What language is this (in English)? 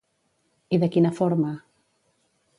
Catalan